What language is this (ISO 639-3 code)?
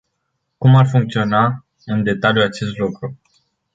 ron